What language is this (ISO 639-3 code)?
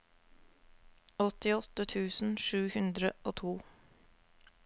nor